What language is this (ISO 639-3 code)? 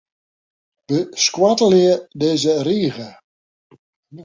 fry